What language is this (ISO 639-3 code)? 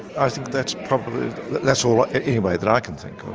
eng